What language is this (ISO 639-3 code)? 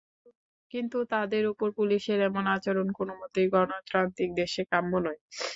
ben